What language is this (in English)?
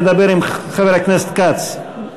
Hebrew